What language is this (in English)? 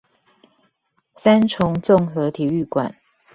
Chinese